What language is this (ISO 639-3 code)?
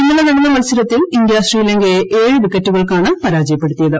mal